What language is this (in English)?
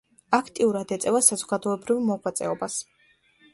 Georgian